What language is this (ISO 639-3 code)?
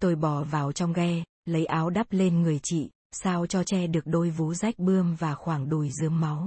vie